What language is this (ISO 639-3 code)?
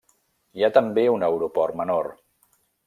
cat